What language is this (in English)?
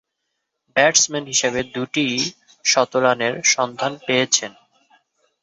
Bangla